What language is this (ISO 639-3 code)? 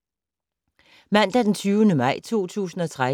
dan